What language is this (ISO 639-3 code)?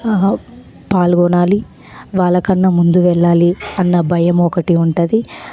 tel